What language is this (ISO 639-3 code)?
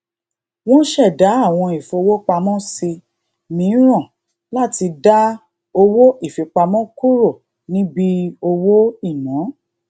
yor